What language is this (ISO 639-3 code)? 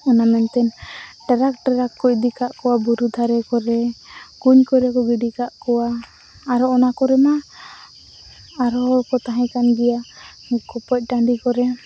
sat